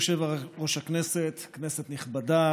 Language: Hebrew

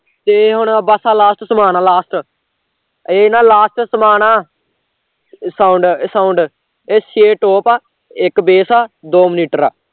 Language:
Punjabi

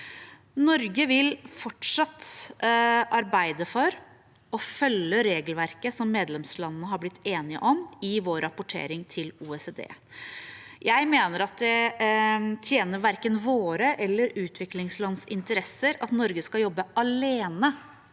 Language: Norwegian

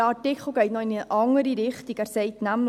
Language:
Swiss German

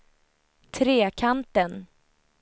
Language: Swedish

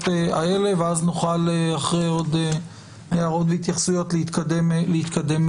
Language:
Hebrew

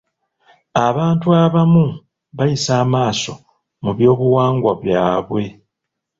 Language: Ganda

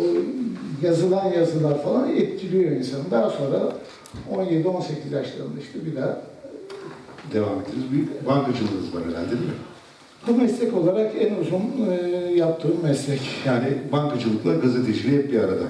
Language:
Turkish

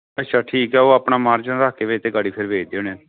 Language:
Punjabi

